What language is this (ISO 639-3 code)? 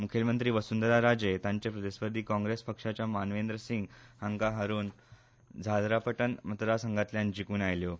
kok